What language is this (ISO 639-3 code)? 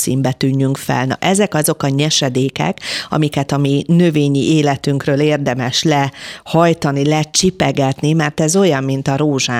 hun